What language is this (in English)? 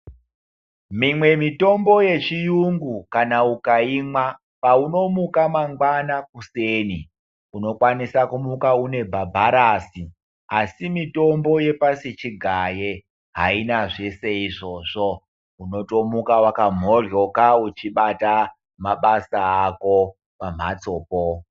Ndau